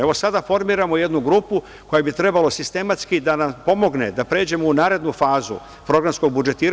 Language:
Serbian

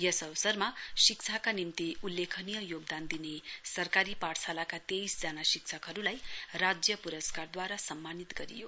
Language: Nepali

